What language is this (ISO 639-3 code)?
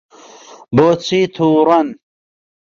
ckb